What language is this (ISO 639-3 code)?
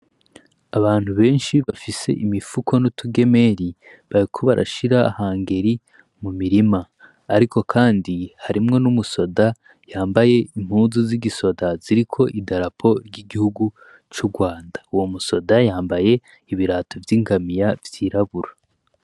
run